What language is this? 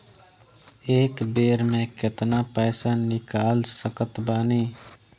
Bhojpuri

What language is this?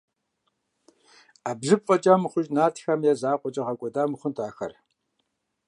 Kabardian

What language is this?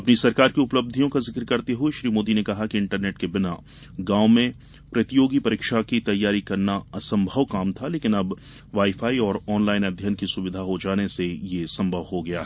Hindi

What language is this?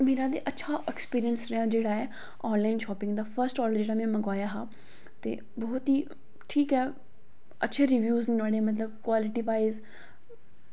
Dogri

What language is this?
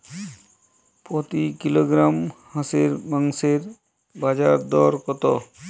Bangla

